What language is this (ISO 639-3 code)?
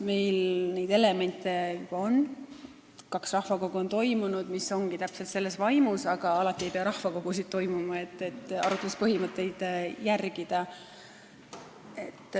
est